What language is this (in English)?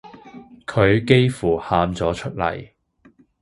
Cantonese